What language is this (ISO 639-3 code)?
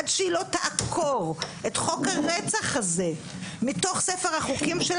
heb